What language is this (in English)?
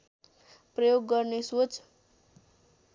Nepali